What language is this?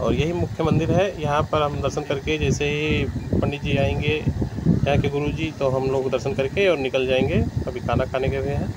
Hindi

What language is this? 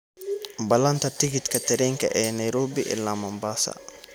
Somali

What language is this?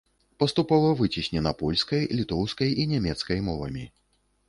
Belarusian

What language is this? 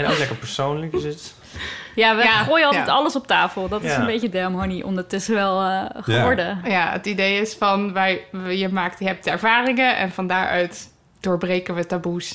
Dutch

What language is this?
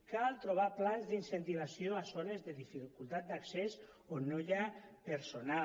Catalan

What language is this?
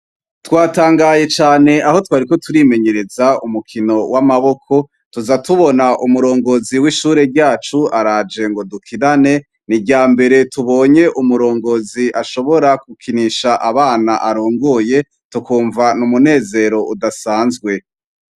Rundi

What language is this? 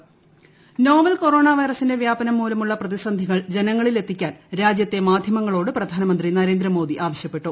Malayalam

